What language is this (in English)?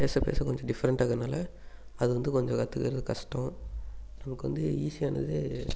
Tamil